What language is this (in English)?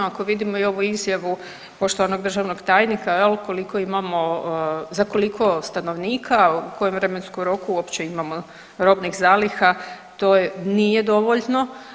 Croatian